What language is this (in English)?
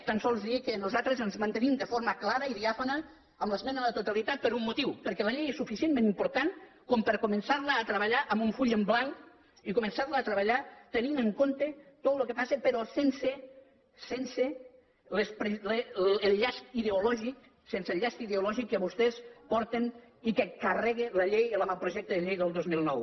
Catalan